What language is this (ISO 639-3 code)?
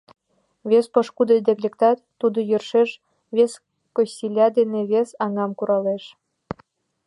chm